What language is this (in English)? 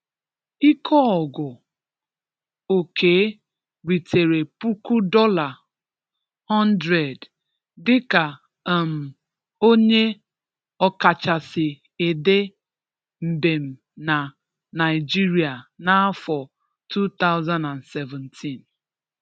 Igbo